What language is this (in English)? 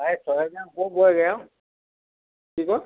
Assamese